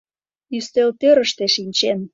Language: Mari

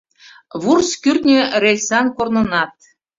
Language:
Mari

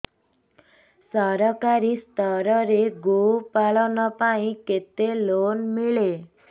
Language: Odia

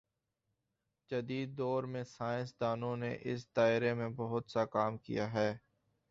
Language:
Urdu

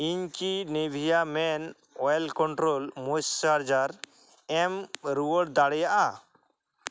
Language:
Santali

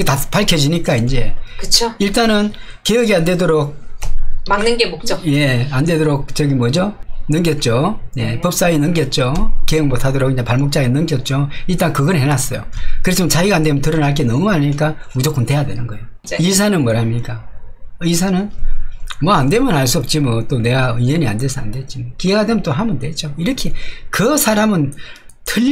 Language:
Korean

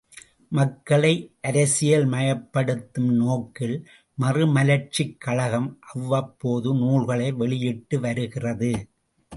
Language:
Tamil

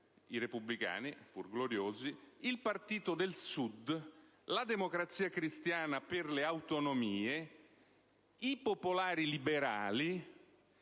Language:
Italian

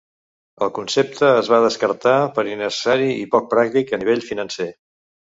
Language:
Catalan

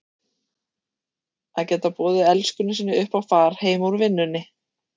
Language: Icelandic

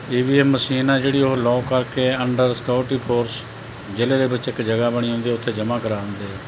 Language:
Punjabi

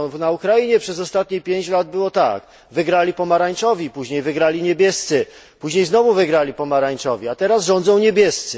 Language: Polish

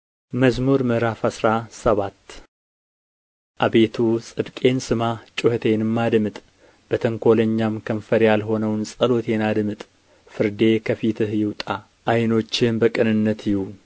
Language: Amharic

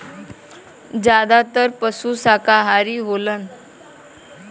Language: Bhojpuri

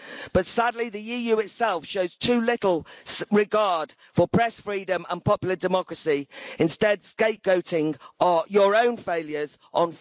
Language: English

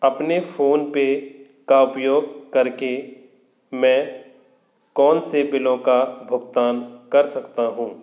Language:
Hindi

